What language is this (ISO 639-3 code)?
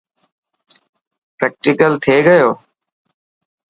mki